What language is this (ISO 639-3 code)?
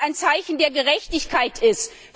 deu